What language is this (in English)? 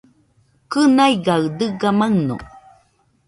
Nüpode Huitoto